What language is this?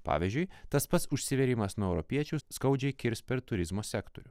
Lithuanian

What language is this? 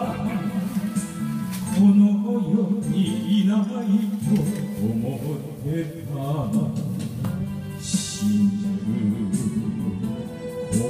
Japanese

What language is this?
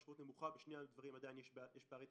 Hebrew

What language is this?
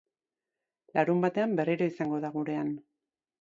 Basque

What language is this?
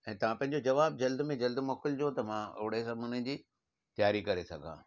Sindhi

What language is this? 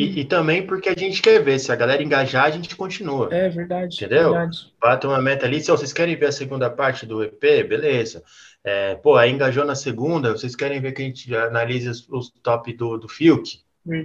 Portuguese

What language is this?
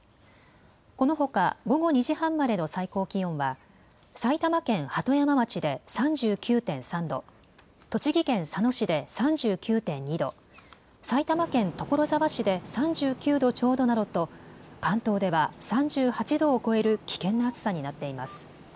Japanese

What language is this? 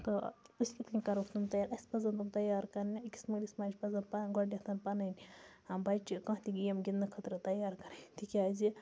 Kashmiri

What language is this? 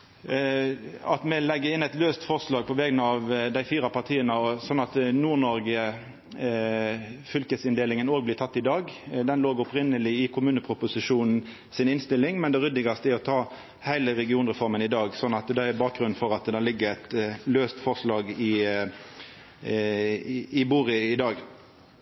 Norwegian Nynorsk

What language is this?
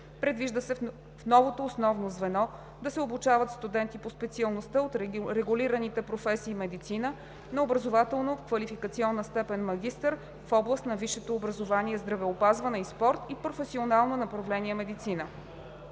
Bulgarian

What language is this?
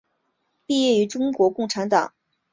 Chinese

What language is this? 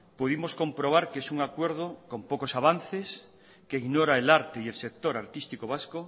Spanish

